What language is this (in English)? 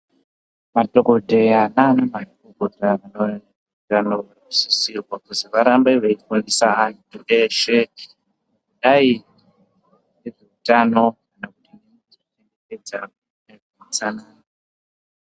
Ndau